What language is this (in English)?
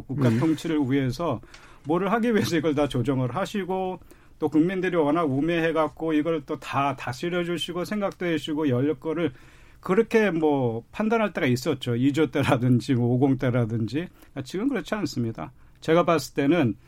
Korean